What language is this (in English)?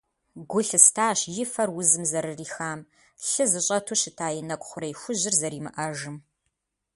Kabardian